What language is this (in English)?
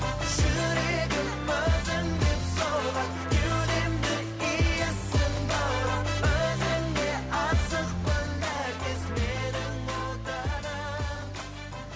Kazakh